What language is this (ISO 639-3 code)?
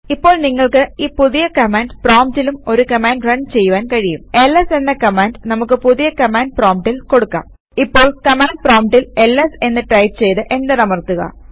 mal